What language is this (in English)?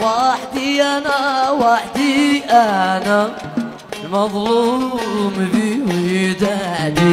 Arabic